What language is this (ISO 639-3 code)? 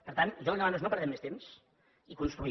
cat